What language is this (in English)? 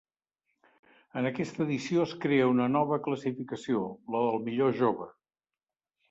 Catalan